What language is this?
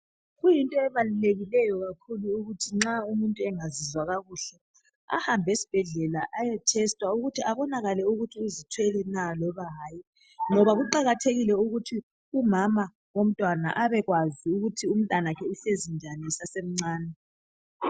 North Ndebele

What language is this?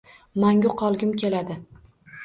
Uzbek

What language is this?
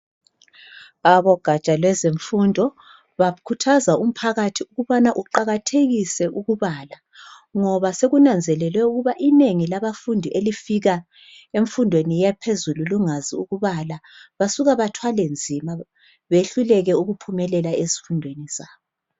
North Ndebele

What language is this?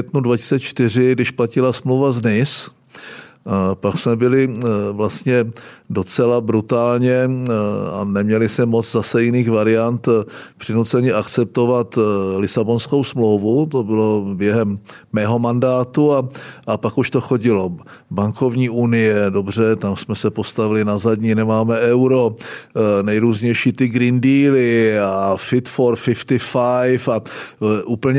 Czech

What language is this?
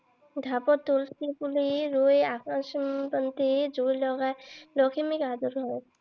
Assamese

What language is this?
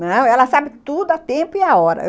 Portuguese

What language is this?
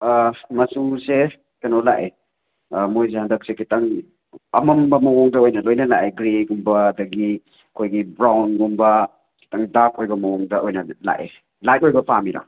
Manipuri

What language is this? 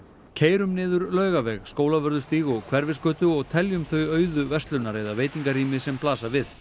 Icelandic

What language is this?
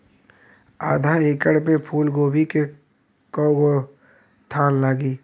Bhojpuri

